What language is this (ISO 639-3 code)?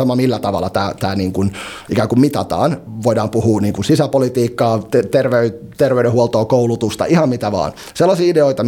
fin